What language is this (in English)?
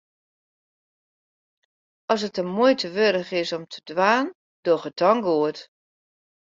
Western Frisian